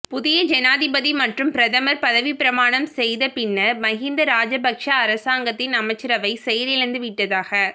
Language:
Tamil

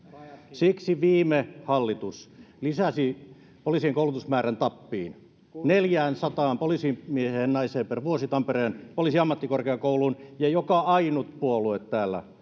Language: Finnish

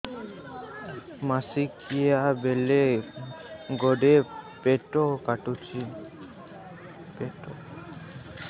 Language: Odia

